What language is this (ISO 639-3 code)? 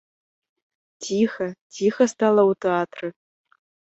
bel